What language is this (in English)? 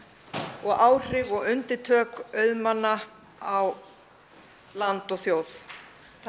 Icelandic